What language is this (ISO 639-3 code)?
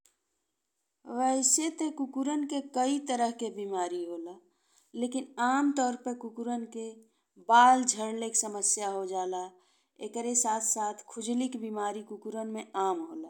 bho